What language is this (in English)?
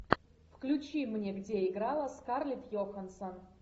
Russian